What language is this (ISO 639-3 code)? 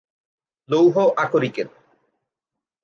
ben